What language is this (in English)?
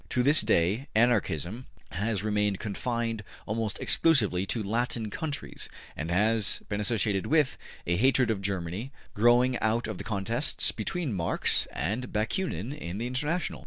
English